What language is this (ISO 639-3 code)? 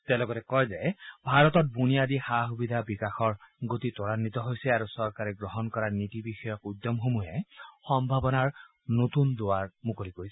asm